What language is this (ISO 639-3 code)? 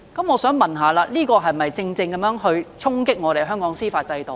yue